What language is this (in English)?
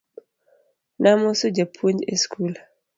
Luo (Kenya and Tanzania)